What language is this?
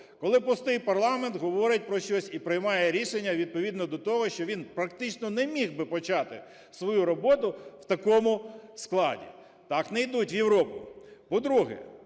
Ukrainian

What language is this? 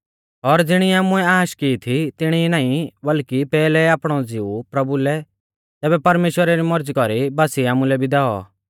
Mahasu Pahari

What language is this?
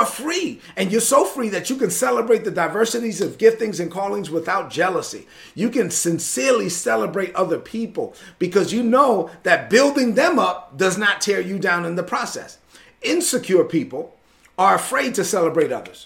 English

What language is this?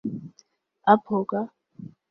Urdu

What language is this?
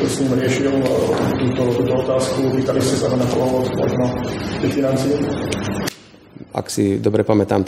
Slovak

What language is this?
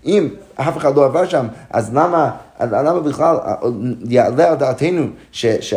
Hebrew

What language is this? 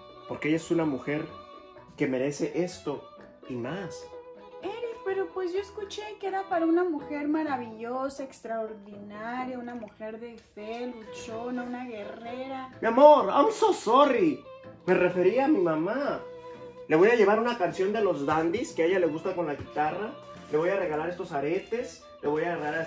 Spanish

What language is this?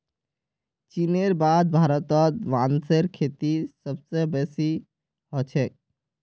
Magahi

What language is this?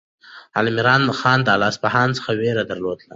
Pashto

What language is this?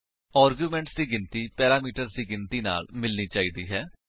Punjabi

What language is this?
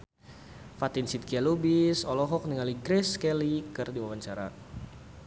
Sundanese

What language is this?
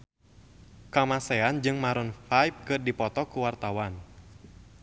Sundanese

